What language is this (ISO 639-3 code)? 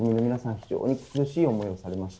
jpn